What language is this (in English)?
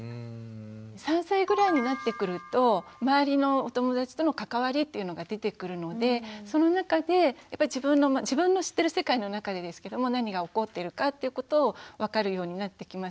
Japanese